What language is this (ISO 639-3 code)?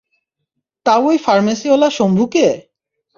ben